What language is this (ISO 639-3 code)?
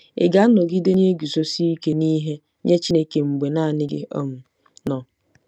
ibo